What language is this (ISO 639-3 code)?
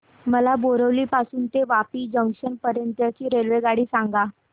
mar